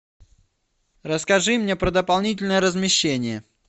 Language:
Russian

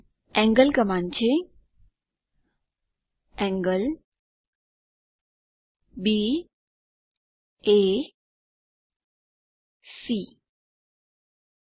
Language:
Gujarati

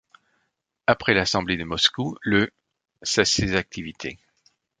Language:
French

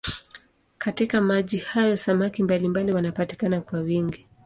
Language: Swahili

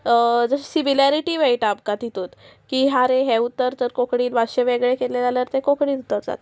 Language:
Konkani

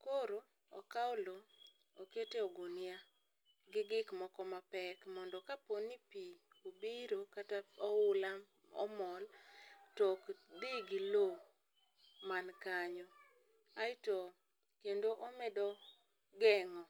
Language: Luo (Kenya and Tanzania)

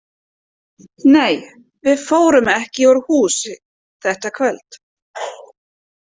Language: Icelandic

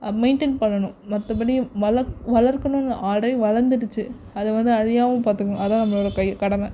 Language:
Tamil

